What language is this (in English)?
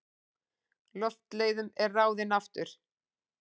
Icelandic